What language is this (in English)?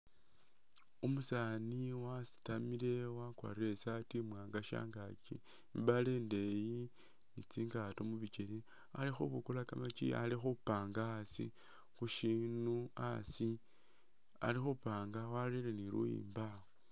Masaaba